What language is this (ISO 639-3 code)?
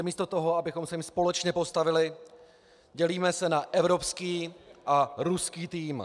ces